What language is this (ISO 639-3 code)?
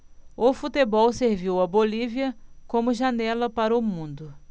por